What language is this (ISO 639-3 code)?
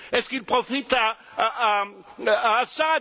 fra